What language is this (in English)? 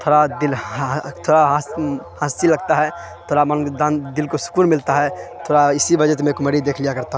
Urdu